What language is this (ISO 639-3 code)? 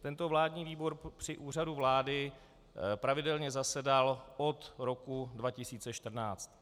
ces